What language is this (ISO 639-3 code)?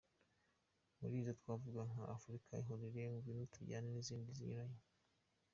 kin